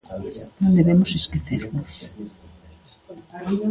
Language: Galician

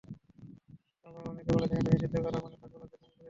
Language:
Bangla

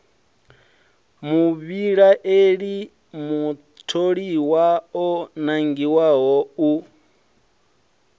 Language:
Venda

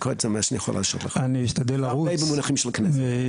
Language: Hebrew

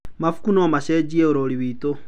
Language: Kikuyu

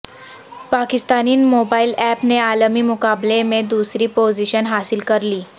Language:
Urdu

